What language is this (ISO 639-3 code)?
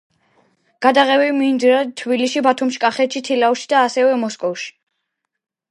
kat